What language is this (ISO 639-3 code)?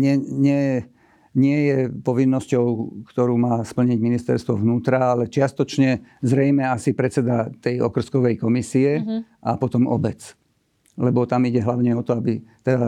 slk